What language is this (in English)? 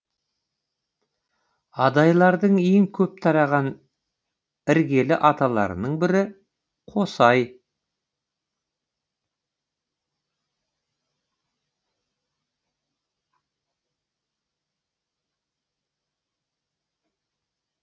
Kazakh